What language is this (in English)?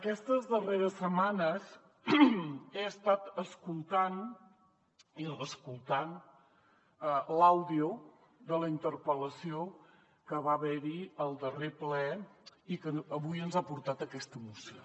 Catalan